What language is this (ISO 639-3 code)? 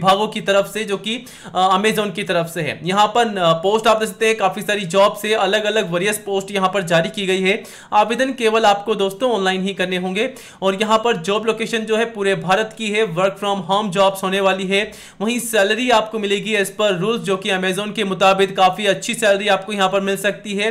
hin